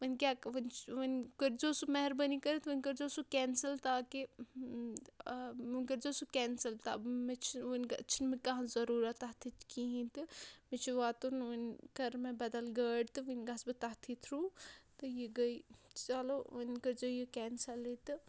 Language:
Kashmiri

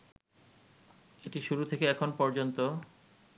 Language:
Bangla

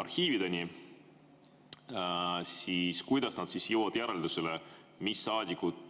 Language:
Estonian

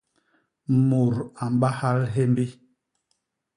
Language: Basaa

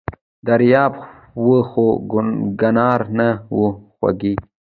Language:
Pashto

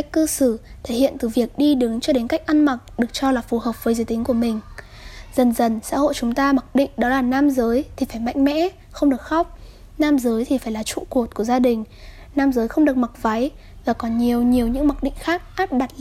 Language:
Vietnamese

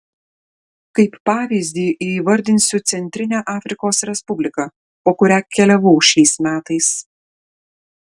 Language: Lithuanian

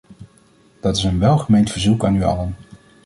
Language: Dutch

